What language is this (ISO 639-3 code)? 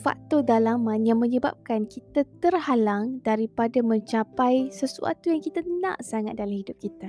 msa